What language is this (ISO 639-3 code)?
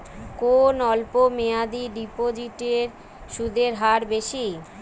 ben